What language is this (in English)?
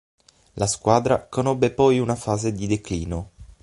Italian